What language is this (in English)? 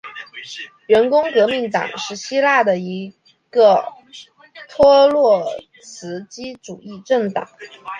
Chinese